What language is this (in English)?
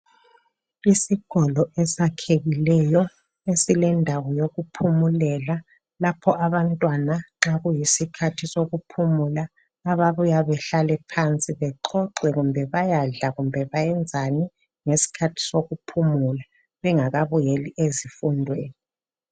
North Ndebele